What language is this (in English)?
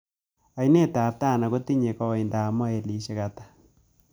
Kalenjin